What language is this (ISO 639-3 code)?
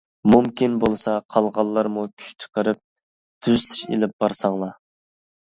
uig